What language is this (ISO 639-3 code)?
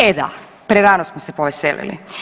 hrv